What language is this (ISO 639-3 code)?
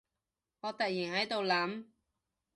yue